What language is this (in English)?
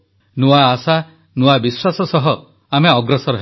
Odia